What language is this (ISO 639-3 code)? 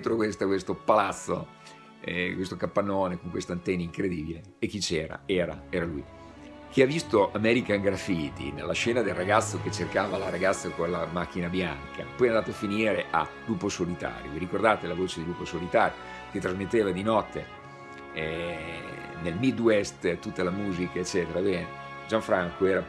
ita